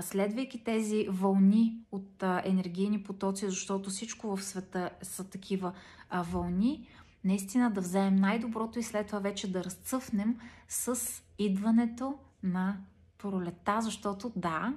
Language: Bulgarian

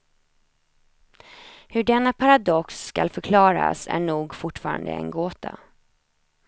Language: Swedish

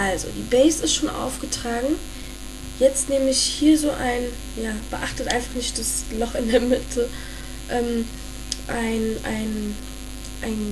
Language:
German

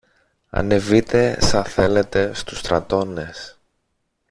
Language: Greek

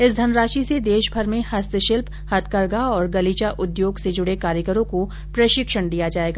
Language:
Hindi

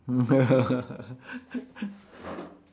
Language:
English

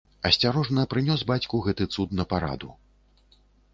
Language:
Belarusian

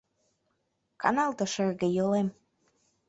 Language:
Mari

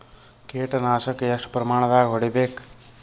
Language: Kannada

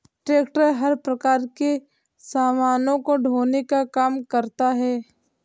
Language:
Hindi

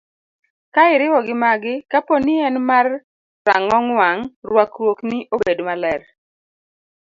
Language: Luo (Kenya and Tanzania)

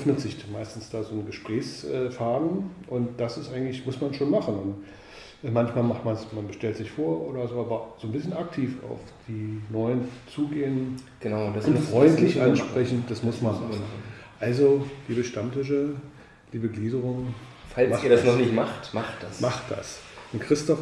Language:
German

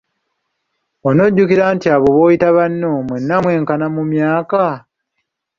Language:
Ganda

